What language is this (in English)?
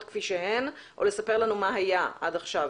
Hebrew